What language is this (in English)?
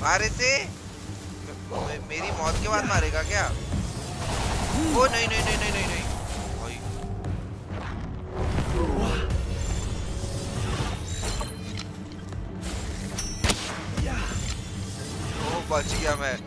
Hindi